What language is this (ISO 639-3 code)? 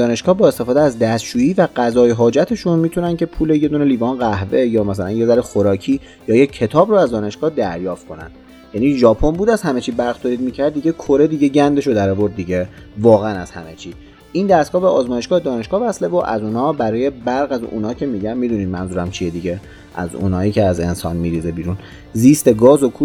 fas